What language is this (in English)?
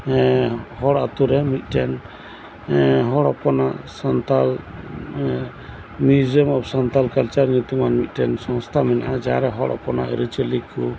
Santali